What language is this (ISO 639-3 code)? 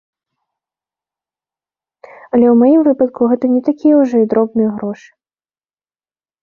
bel